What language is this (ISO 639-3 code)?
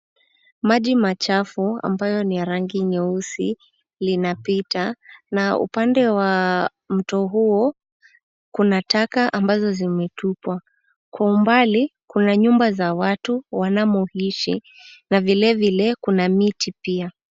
swa